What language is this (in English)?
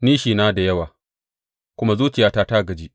Hausa